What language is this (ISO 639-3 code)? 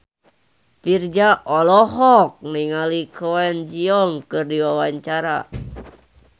sun